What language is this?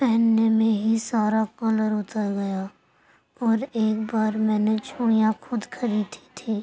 Urdu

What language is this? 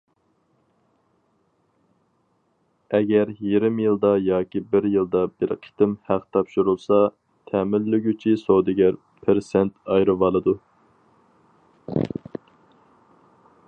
Uyghur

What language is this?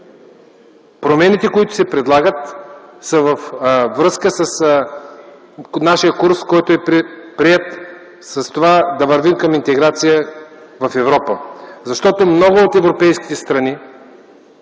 Bulgarian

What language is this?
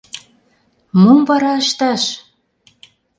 Mari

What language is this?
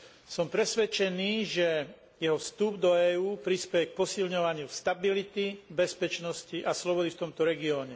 Slovak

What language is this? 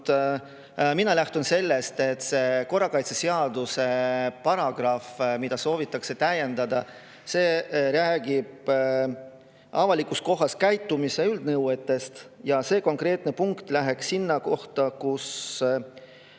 Estonian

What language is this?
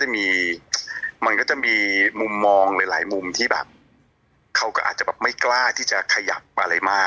Thai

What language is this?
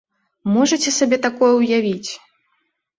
Belarusian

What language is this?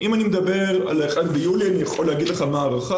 Hebrew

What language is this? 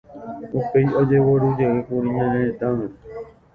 Guarani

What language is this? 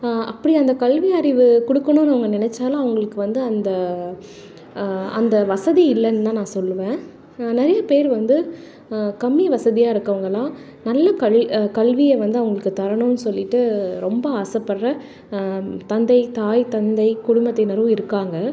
Tamil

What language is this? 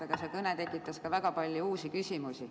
Estonian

